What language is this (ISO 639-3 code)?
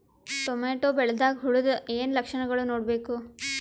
kan